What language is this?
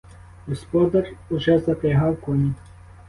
Ukrainian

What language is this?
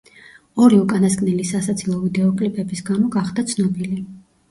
Georgian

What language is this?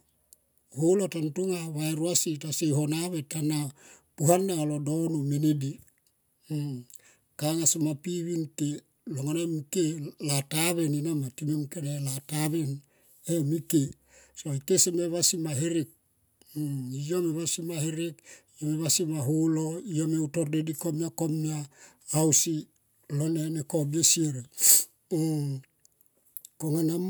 Tomoip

